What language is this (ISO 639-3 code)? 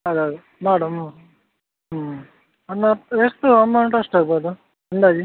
kan